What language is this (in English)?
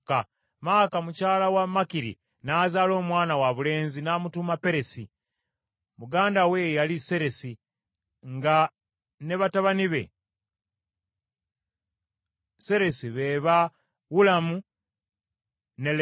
Ganda